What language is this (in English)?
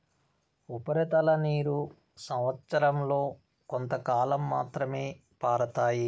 Telugu